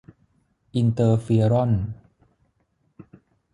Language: Thai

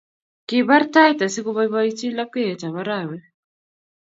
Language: Kalenjin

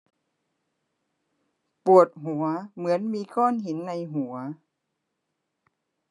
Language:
Thai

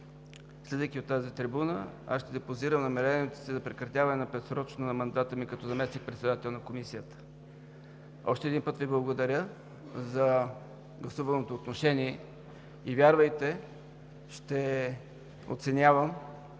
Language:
Bulgarian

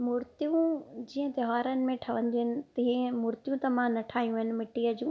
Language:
Sindhi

